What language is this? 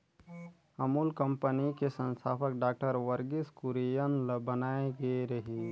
Chhattisgarhi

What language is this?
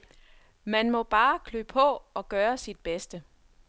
Danish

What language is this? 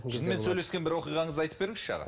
Kazakh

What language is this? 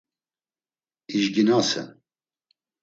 Laz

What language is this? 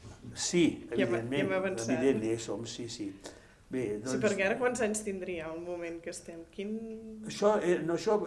Catalan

